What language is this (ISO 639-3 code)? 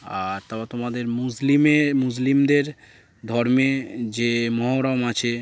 ben